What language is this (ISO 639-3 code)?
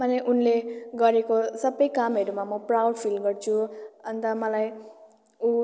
nep